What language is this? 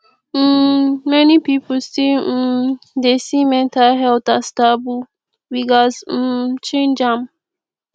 Nigerian Pidgin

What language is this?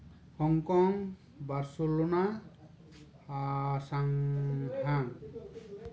Santali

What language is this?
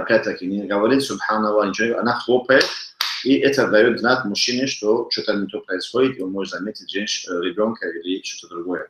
Russian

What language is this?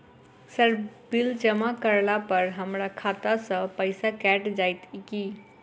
Maithili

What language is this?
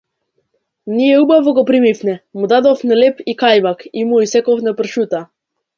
Macedonian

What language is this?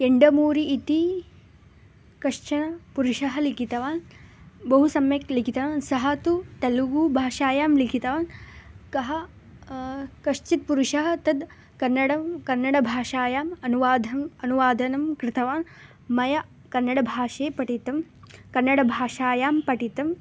Sanskrit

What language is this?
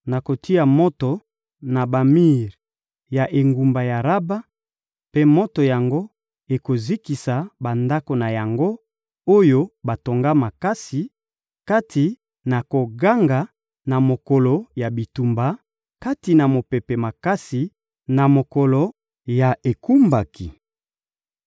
Lingala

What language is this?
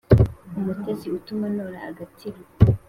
Kinyarwanda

